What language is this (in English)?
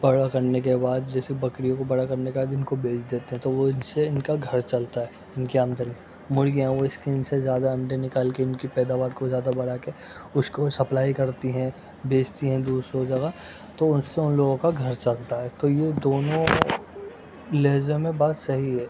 Urdu